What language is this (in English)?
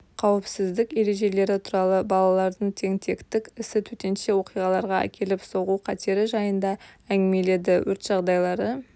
Kazakh